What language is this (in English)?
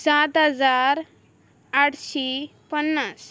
Konkani